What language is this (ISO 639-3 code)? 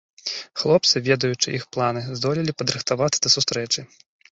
bel